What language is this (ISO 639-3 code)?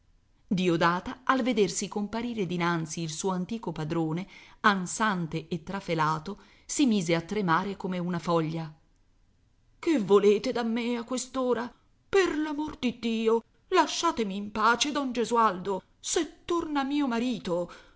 ita